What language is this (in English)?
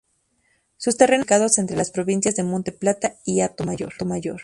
Spanish